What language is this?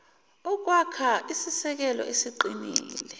Zulu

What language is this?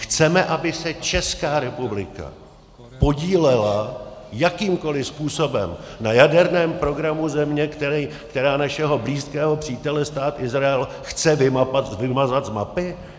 Czech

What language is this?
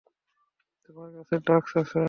Bangla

